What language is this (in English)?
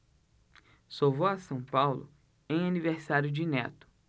Portuguese